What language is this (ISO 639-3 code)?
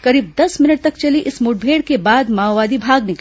hin